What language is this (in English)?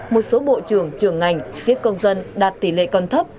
Vietnamese